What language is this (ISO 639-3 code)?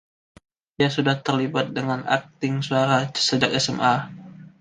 ind